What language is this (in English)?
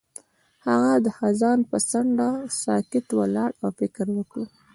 Pashto